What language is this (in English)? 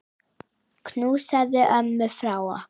Icelandic